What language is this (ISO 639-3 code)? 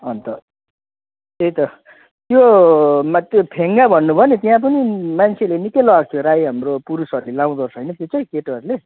nep